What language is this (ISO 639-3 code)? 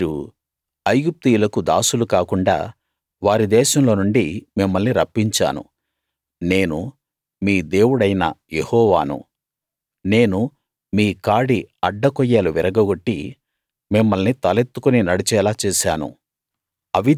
tel